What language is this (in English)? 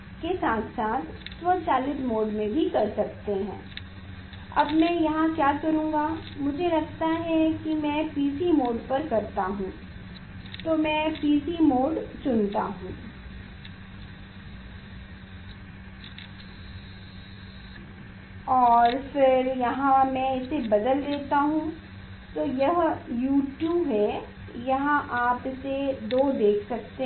Hindi